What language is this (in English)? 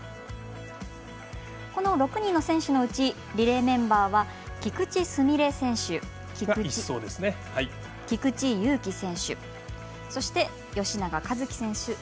Japanese